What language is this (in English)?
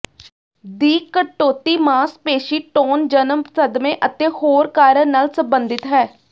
Punjabi